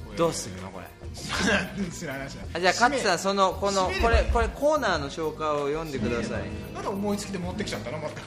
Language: Japanese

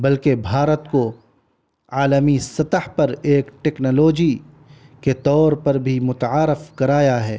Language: Urdu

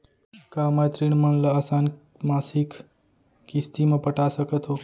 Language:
Chhattisgarhi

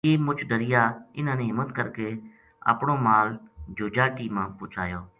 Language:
Gujari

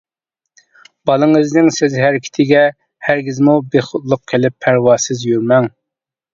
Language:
Uyghur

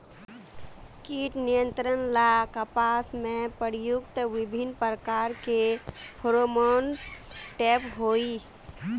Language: Magahi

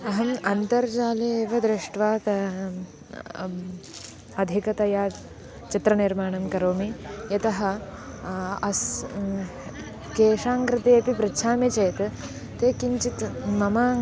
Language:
Sanskrit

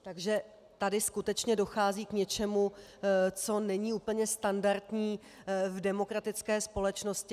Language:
Czech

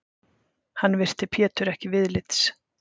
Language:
Icelandic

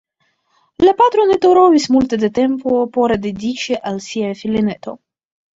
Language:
Esperanto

